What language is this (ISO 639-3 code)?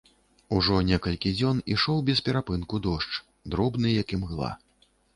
bel